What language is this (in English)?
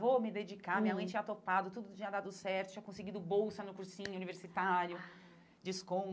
Portuguese